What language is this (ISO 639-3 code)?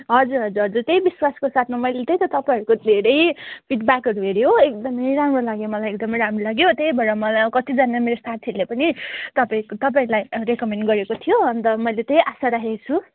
nep